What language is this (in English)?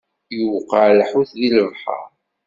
Kabyle